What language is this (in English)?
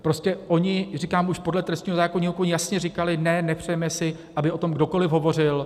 Czech